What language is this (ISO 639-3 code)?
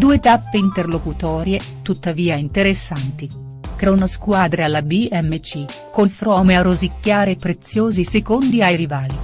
ita